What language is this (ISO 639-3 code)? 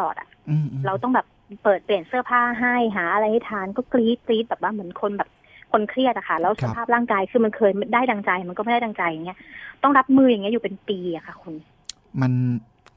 tha